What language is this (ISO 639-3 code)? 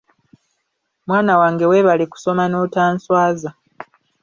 lug